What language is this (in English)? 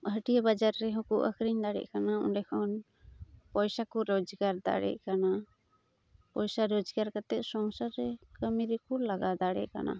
Santali